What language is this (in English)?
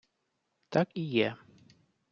Ukrainian